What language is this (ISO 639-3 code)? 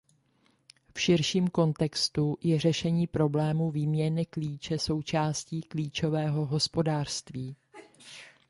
ces